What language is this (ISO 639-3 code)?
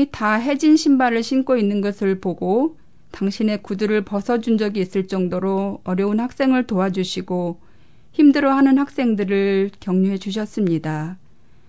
kor